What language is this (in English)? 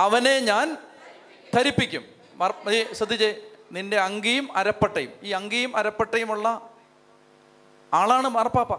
Malayalam